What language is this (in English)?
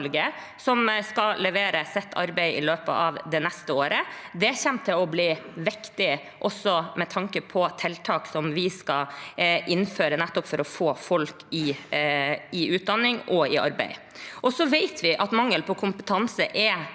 Norwegian